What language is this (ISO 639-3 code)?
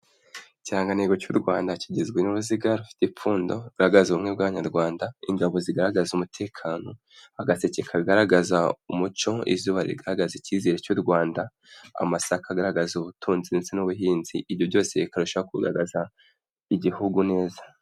kin